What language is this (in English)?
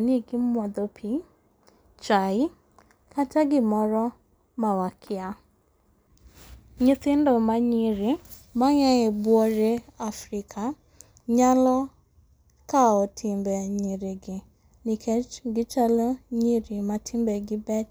Luo (Kenya and Tanzania)